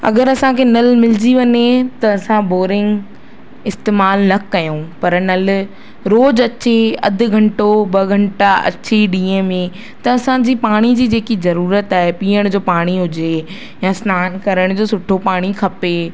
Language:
Sindhi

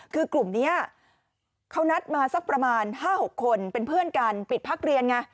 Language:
Thai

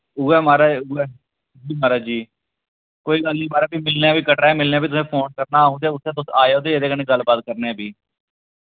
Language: Dogri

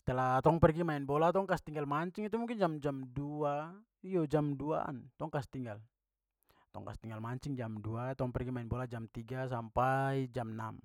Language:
Papuan Malay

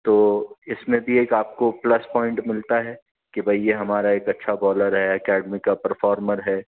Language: Urdu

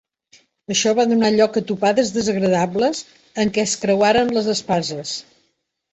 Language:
Catalan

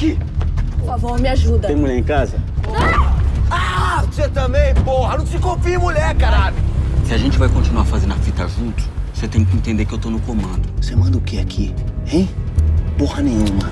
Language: Portuguese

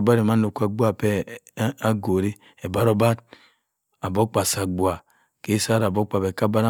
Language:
Cross River Mbembe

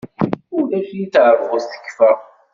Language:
Kabyle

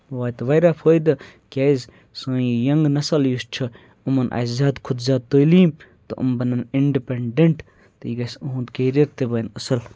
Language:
Kashmiri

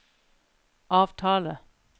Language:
Norwegian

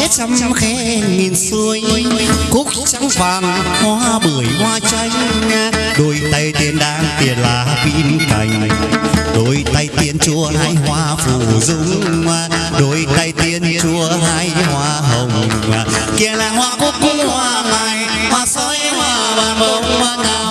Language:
Vietnamese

